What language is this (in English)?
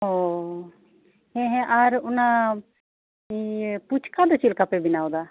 Santali